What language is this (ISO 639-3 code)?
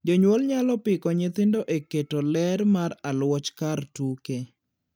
luo